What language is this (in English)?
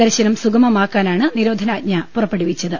Malayalam